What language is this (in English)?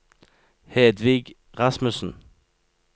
Norwegian